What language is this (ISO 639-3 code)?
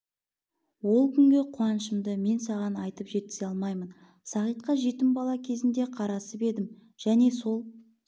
kaz